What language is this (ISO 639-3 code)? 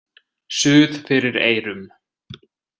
isl